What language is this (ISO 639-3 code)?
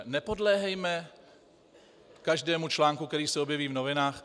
ces